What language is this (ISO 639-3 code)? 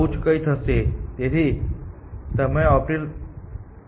guj